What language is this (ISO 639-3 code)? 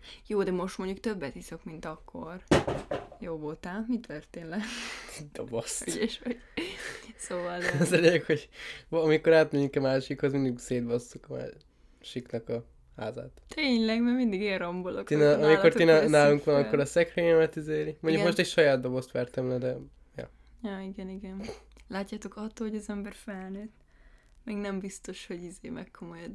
hun